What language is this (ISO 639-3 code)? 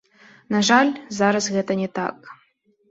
bel